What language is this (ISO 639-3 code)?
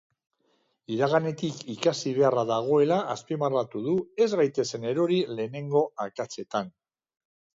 eus